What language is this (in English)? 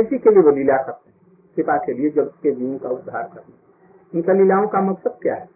Hindi